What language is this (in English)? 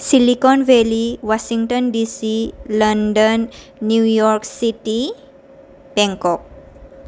Bodo